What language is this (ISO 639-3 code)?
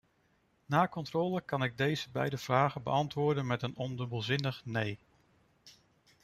nld